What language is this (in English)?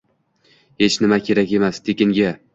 Uzbek